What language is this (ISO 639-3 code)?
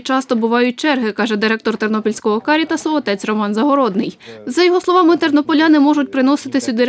ukr